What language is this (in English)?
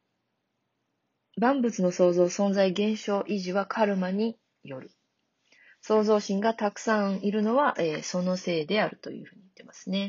Japanese